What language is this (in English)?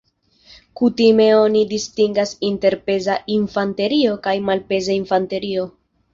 Esperanto